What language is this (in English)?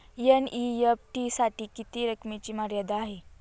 Marathi